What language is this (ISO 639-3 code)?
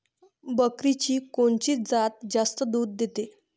mar